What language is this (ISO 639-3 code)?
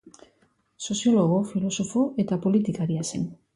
eus